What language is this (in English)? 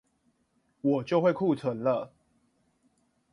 Chinese